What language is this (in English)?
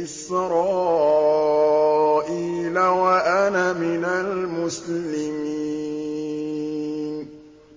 Arabic